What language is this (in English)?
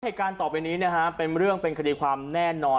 Thai